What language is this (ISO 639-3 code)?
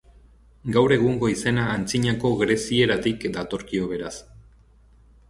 eus